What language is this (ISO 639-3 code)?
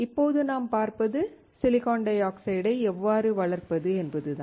tam